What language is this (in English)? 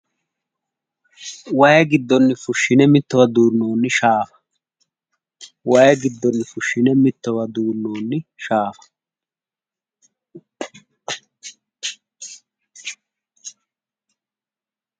Sidamo